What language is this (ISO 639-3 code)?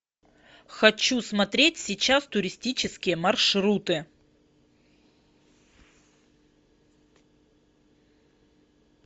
rus